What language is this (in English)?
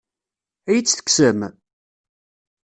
Kabyle